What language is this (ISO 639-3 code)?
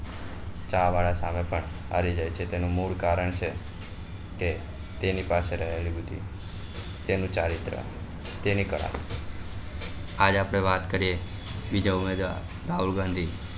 guj